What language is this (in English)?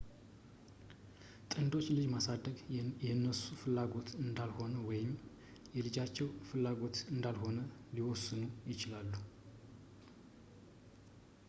Amharic